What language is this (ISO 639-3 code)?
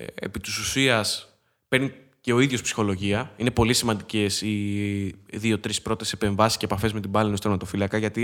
ell